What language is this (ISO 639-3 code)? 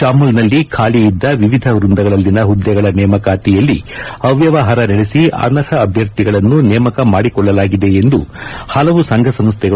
kan